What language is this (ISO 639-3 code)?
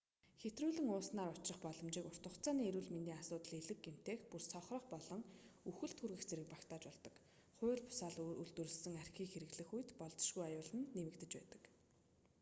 mon